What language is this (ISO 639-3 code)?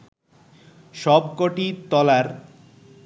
ben